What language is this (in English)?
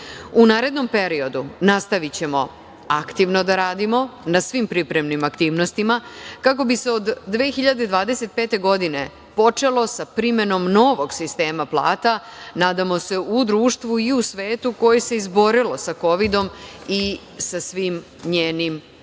Serbian